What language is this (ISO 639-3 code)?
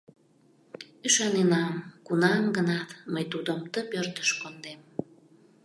chm